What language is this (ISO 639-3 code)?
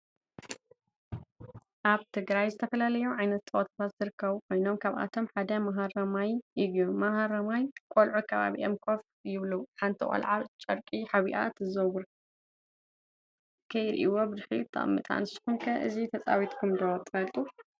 tir